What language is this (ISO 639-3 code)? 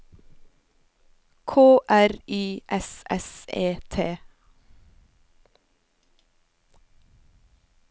nor